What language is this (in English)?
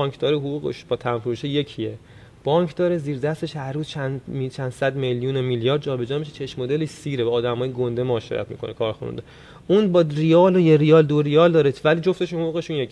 Persian